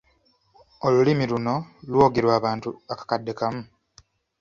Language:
Ganda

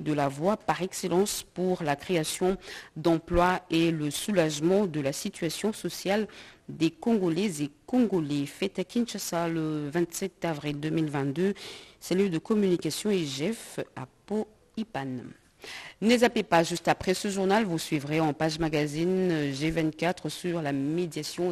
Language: French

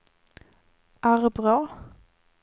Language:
Swedish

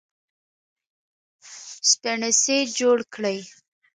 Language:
Pashto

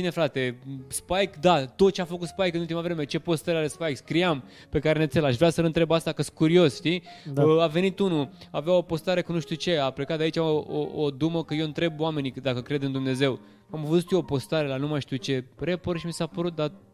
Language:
Romanian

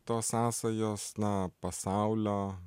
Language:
Lithuanian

